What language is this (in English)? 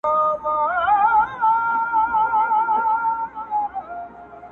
Pashto